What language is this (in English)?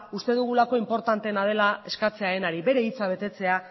Basque